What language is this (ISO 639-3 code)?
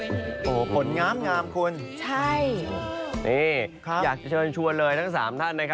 tha